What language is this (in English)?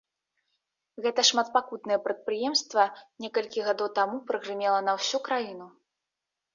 Belarusian